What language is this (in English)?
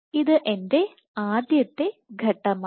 Malayalam